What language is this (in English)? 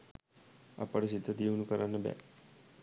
Sinhala